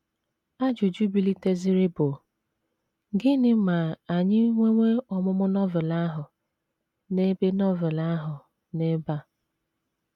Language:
Igbo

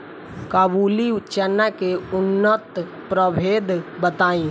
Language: Bhojpuri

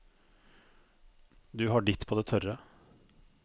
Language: Norwegian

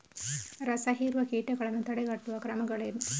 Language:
Kannada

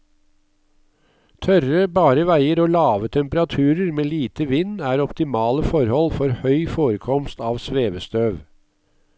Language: Norwegian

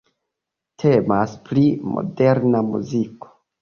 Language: Esperanto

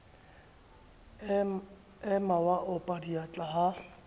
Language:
Southern Sotho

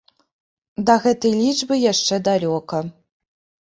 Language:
Belarusian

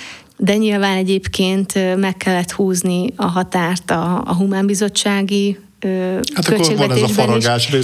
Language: Hungarian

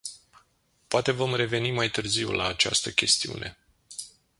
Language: Romanian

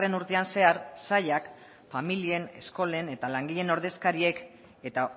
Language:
Basque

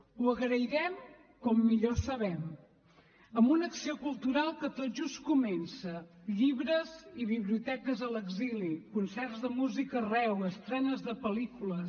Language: Catalan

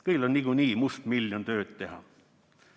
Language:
Estonian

